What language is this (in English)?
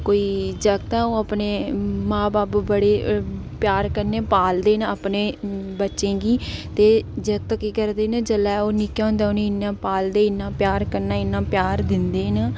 Dogri